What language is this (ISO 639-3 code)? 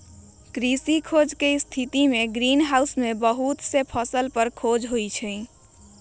mag